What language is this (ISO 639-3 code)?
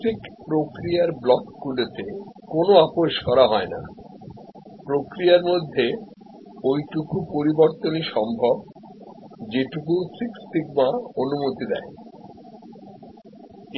ben